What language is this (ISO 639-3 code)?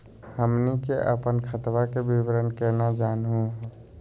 mag